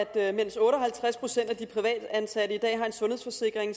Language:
Danish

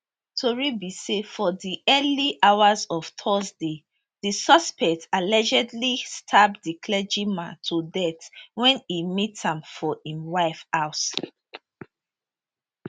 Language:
Nigerian Pidgin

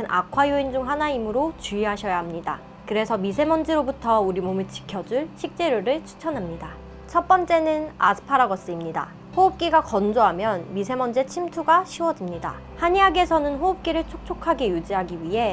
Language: Korean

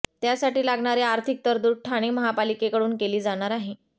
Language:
Marathi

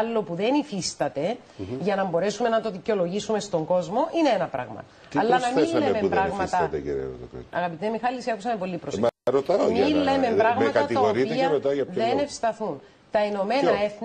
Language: Greek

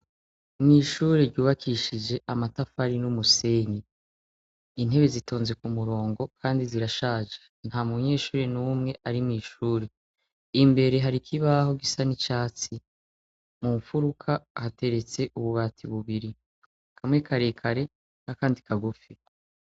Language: Rundi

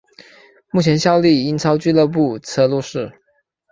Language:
Chinese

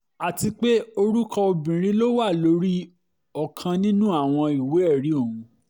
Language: Yoruba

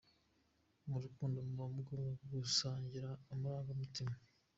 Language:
Kinyarwanda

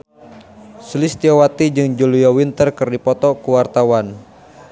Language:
Sundanese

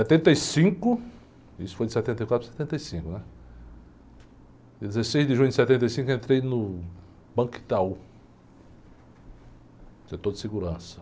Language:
Portuguese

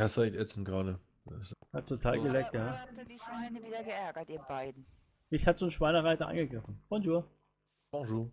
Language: German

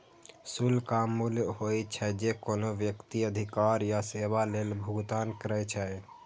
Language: Maithili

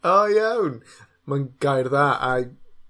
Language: Welsh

